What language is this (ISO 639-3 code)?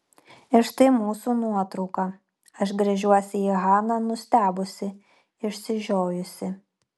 lit